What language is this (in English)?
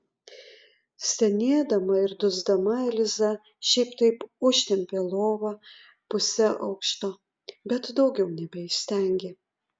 Lithuanian